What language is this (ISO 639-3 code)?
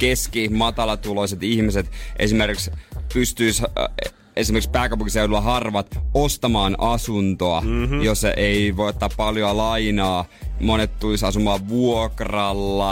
fin